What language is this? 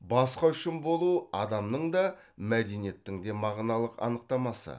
Kazakh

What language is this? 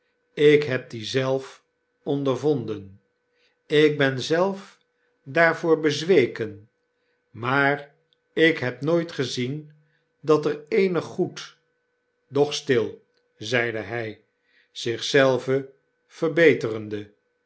Dutch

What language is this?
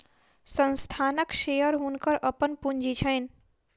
Maithili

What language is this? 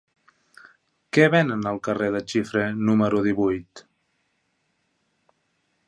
Catalan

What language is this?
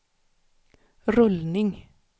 Swedish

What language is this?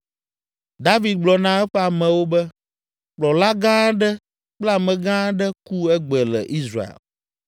Ewe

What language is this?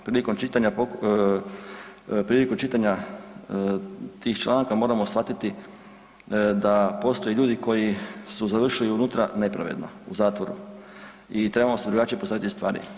Croatian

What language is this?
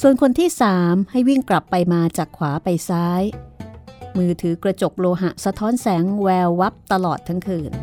Thai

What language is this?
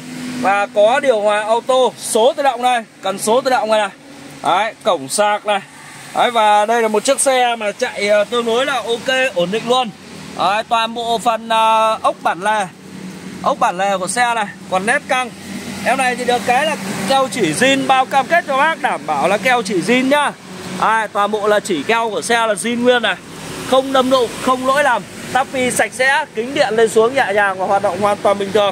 Vietnamese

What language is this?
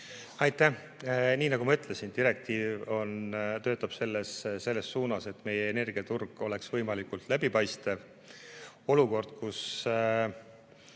Estonian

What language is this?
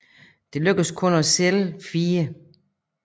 Danish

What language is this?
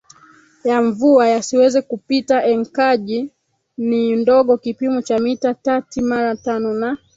Swahili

